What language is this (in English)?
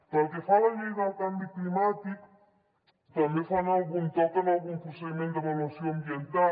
Catalan